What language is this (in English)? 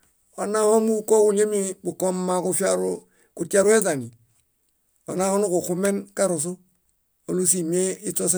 Bayot